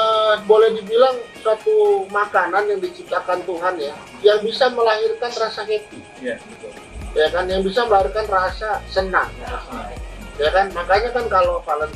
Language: Indonesian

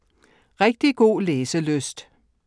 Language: Danish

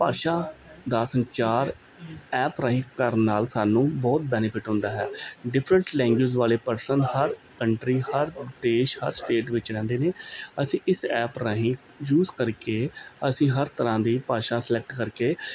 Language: Punjabi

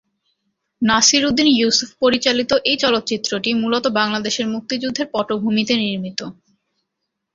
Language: Bangla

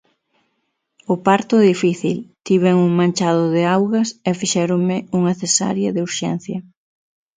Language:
Galician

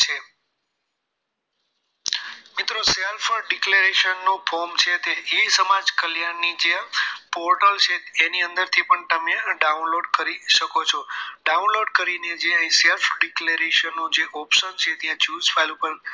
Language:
Gujarati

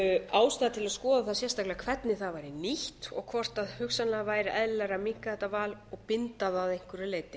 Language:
Icelandic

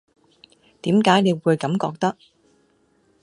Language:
Cantonese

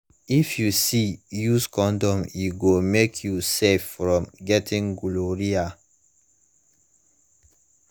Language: Nigerian Pidgin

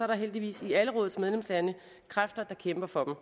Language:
Danish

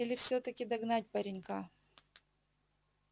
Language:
Russian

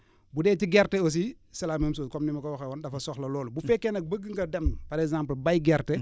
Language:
Wolof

